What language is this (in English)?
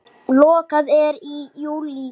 Icelandic